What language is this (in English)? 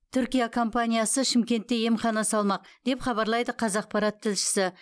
Kazakh